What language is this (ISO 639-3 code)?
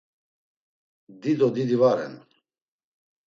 lzz